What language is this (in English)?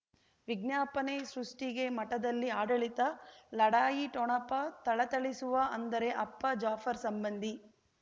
Kannada